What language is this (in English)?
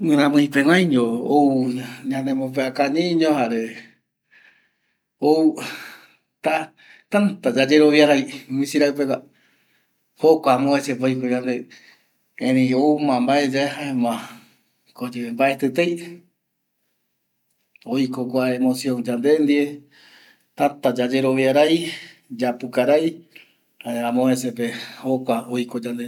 Eastern Bolivian Guaraní